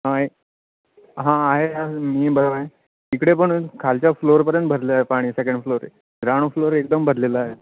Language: Marathi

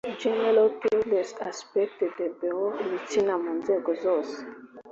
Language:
Kinyarwanda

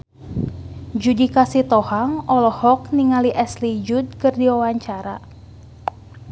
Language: Sundanese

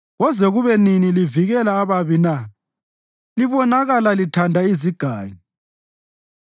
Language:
North Ndebele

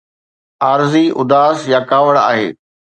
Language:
Sindhi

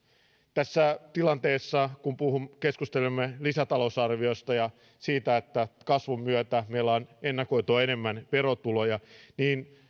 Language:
Finnish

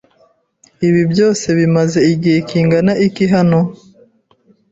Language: Kinyarwanda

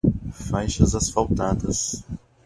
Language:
Portuguese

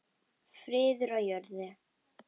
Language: Icelandic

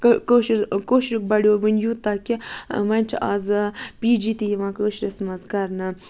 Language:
Kashmiri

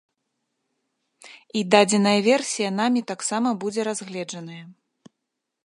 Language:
Belarusian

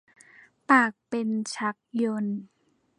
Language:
Thai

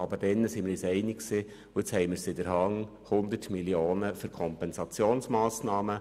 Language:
Swiss German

